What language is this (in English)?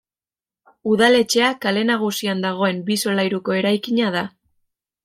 Basque